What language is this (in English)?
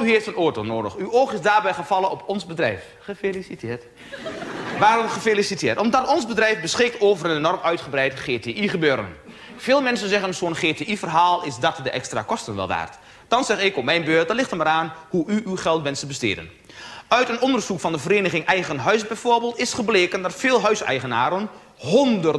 Dutch